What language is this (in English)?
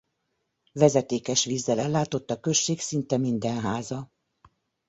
Hungarian